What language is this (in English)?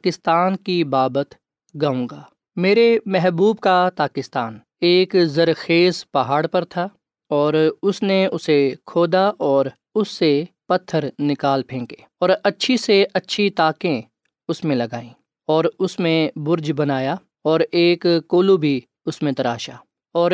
Urdu